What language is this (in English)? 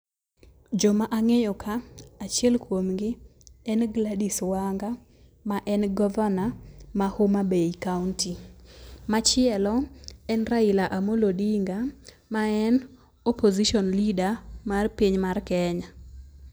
Luo (Kenya and Tanzania)